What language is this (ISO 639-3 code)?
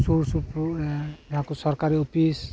sat